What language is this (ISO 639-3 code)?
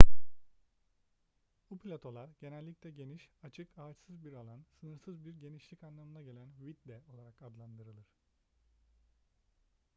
tur